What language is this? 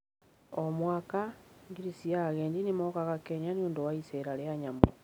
Kikuyu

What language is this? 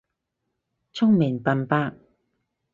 Cantonese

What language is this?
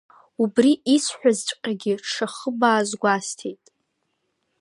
Abkhazian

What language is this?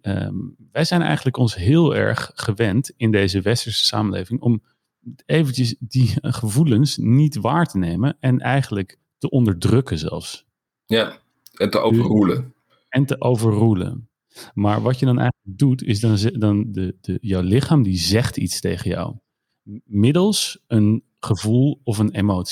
Dutch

